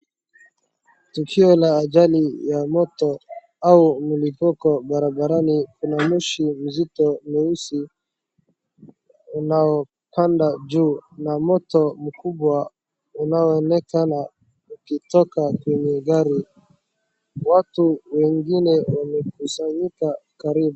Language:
Swahili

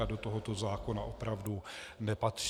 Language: Czech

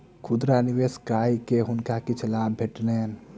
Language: Maithili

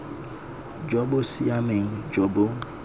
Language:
Tswana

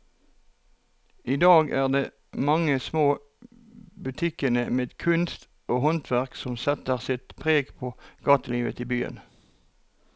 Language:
Norwegian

